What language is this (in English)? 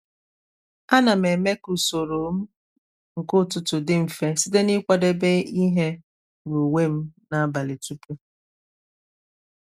Igbo